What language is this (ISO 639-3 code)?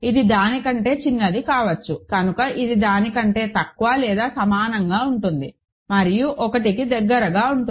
tel